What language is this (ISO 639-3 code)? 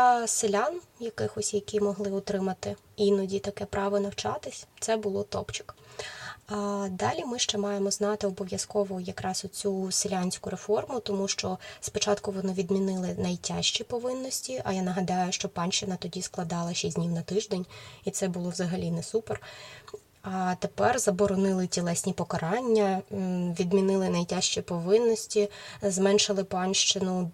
ukr